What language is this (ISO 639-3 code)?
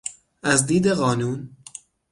fas